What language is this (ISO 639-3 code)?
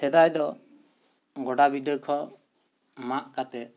sat